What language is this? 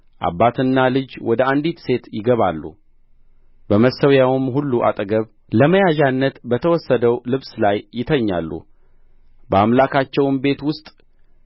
Amharic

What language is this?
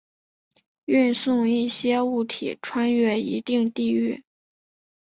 Chinese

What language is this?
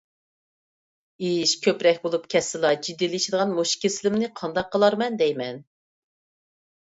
Uyghur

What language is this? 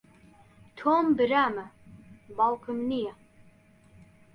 Central Kurdish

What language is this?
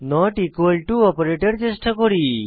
Bangla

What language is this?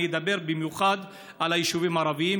Hebrew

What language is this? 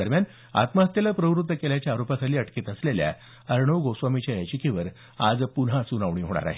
Marathi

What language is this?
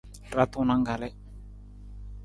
Nawdm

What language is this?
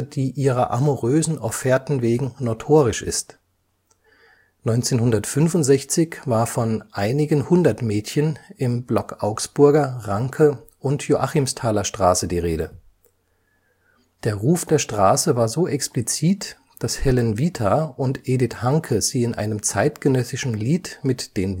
German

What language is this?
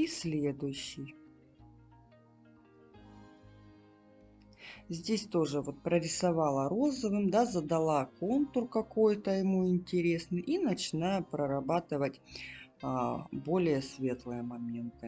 Russian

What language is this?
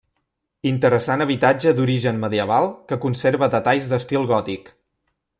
Catalan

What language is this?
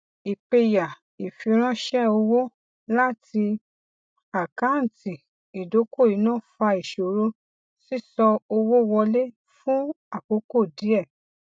Yoruba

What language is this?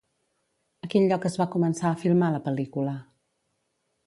Catalan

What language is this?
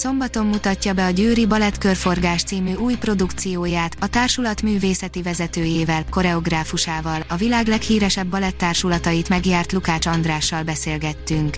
Hungarian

